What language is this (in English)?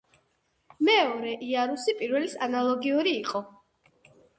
Georgian